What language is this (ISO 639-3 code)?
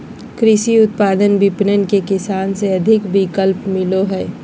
mag